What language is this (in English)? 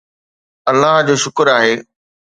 Sindhi